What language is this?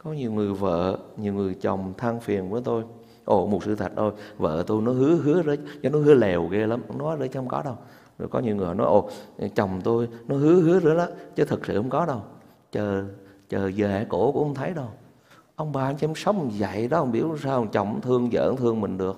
Vietnamese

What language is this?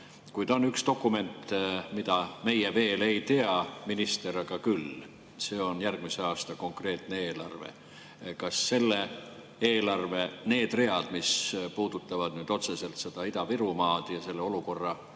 Estonian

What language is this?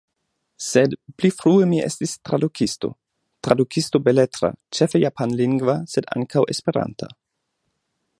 Esperanto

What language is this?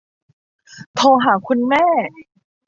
Thai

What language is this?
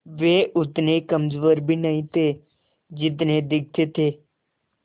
Hindi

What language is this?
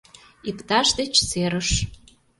Mari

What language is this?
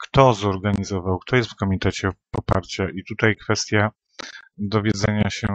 Polish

